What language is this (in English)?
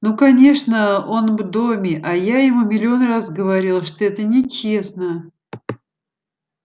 Russian